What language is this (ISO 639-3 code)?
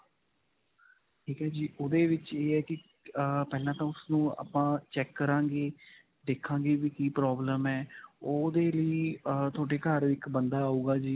pan